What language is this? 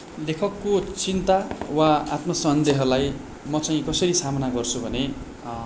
Nepali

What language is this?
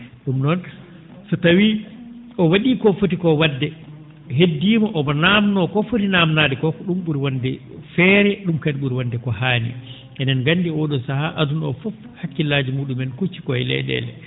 Fula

